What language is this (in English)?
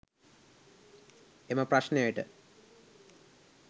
Sinhala